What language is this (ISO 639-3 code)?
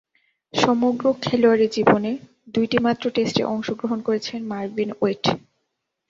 ben